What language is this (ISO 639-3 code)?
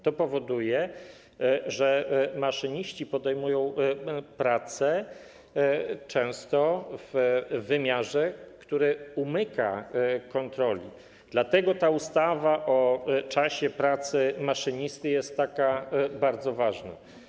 pol